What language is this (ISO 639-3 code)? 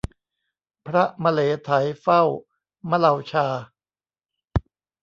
tha